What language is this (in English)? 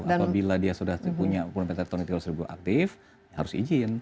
Indonesian